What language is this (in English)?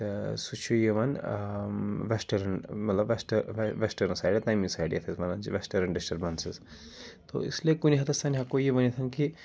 Kashmiri